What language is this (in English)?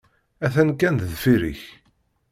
Kabyle